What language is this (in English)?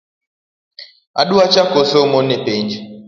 Luo (Kenya and Tanzania)